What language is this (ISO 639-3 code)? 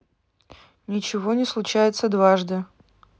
rus